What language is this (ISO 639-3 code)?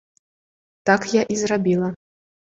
bel